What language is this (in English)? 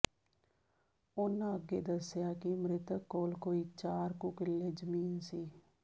Punjabi